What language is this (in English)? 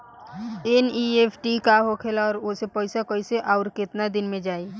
Bhojpuri